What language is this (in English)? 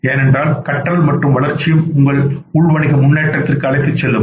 Tamil